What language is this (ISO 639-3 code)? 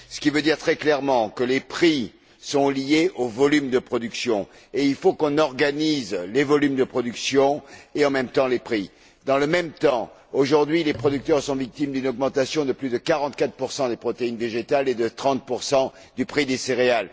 fra